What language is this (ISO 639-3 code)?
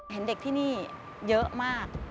tha